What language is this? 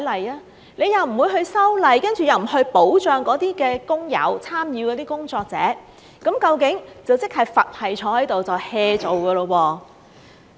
Cantonese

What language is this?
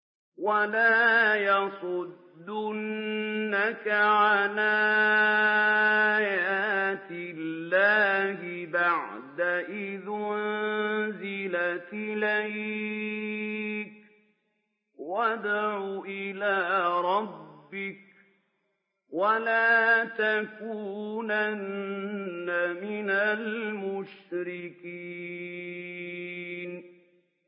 Arabic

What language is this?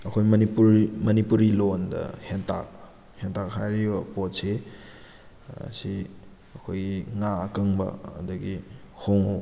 Manipuri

